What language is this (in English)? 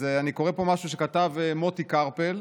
Hebrew